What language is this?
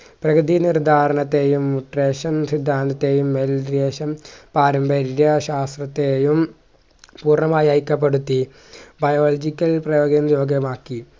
Malayalam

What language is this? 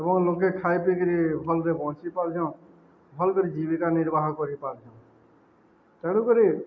Odia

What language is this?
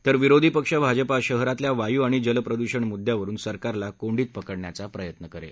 Marathi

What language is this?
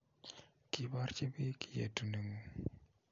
Kalenjin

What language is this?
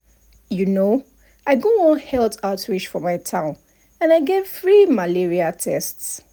Nigerian Pidgin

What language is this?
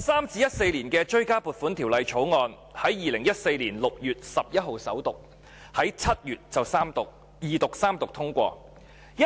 Cantonese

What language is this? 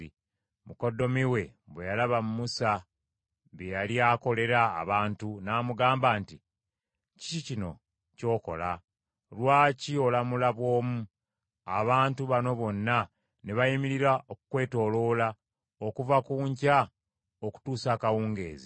Ganda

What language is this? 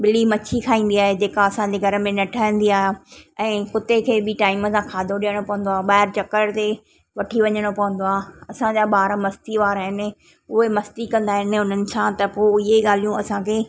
Sindhi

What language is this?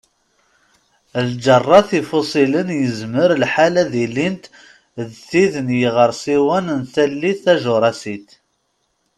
Kabyle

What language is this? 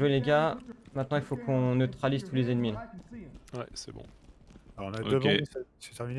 French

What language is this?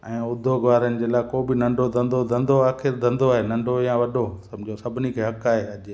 Sindhi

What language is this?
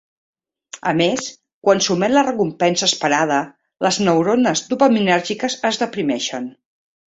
Catalan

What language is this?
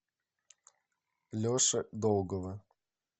Russian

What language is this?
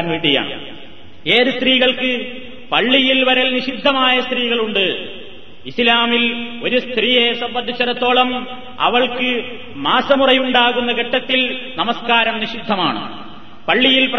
Malayalam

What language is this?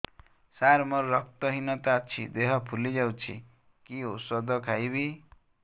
Odia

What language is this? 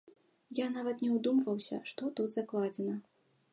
Belarusian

